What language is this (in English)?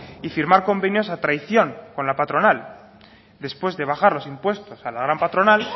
Spanish